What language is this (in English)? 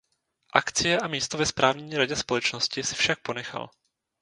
Czech